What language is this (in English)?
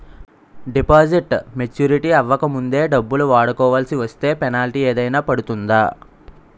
Telugu